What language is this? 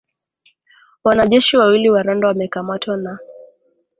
Swahili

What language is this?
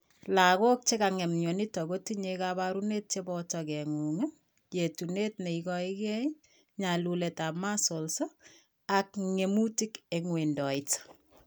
Kalenjin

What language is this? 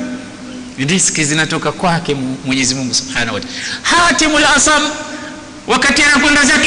Swahili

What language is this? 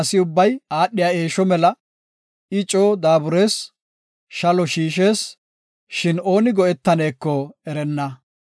Gofa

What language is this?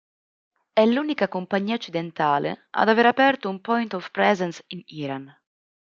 Italian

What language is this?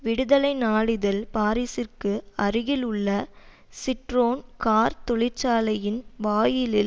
Tamil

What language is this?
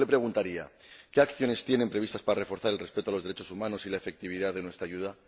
Spanish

